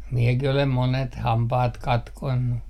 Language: Finnish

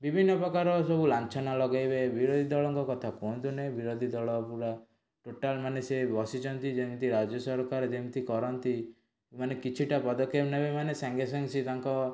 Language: Odia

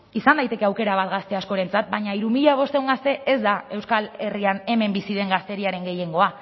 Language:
Basque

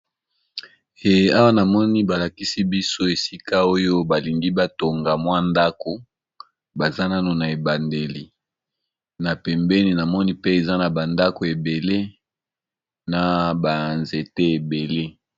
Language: Lingala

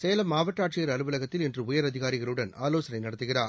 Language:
Tamil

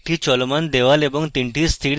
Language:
Bangla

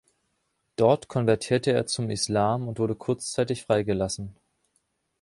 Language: German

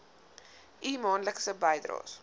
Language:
Afrikaans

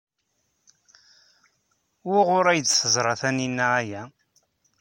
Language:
Kabyle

